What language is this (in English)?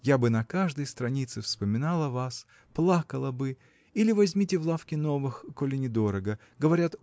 Russian